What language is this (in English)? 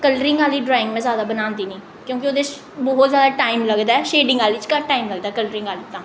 Dogri